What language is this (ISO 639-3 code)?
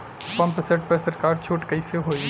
bho